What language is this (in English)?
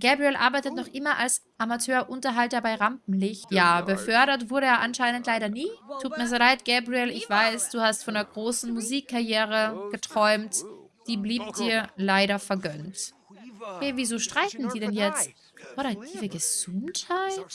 German